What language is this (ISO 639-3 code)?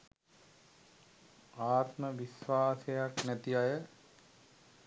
sin